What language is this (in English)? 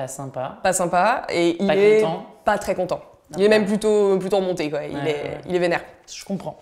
French